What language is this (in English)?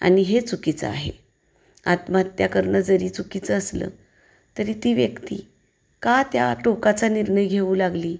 Marathi